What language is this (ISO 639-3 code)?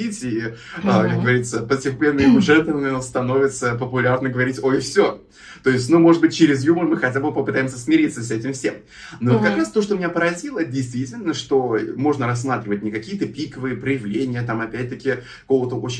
rus